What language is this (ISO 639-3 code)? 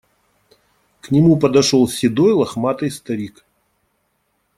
rus